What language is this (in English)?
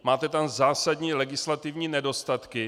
Czech